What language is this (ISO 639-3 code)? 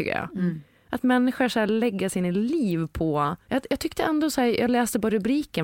swe